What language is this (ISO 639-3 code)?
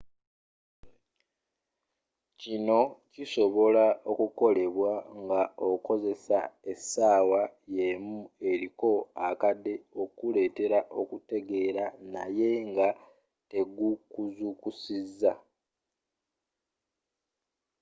lug